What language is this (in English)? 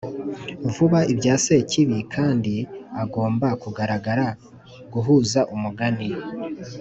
Kinyarwanda